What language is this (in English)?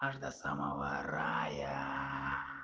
Russian